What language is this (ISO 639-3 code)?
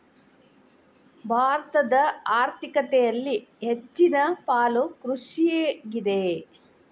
kan